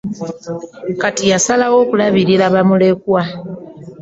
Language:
Ganda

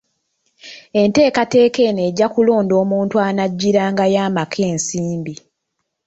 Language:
Ganda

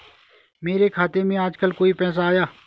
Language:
Hindi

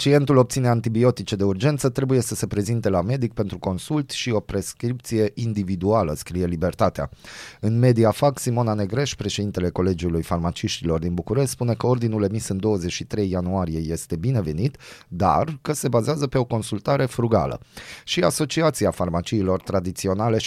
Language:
Romanian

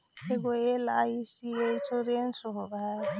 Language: Magahi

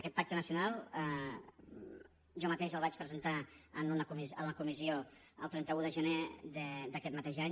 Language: Catalan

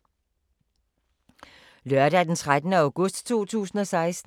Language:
Danish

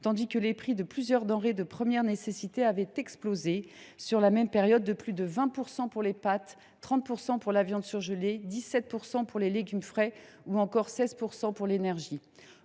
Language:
French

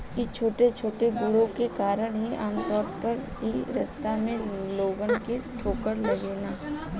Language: Bhojpuri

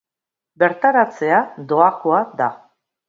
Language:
Basque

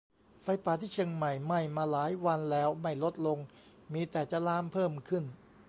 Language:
Thai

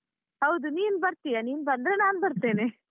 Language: Kannada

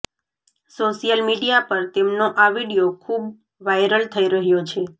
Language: Gujarati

